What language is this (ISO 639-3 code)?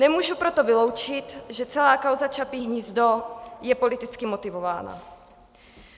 ces